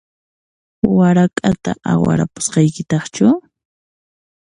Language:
Puno Quechua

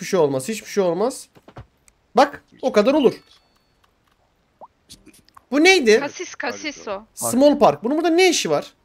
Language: Turkish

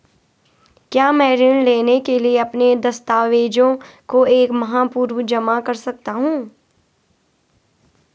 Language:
Hindi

